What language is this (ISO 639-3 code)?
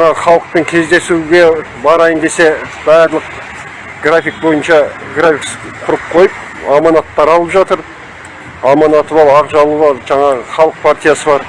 tur